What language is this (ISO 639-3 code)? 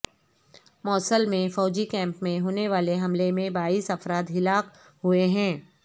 urd